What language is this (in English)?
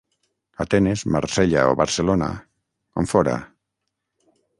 Catalan